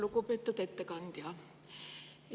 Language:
Estonian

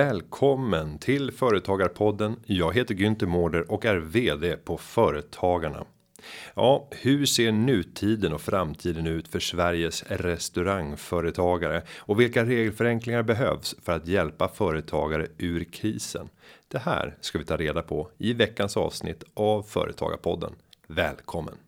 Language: Swedish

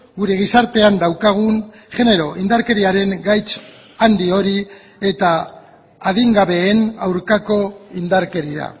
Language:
Basque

